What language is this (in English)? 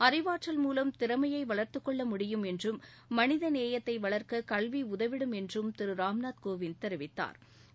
Tamil